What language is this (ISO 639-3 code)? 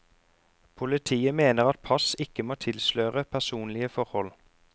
nor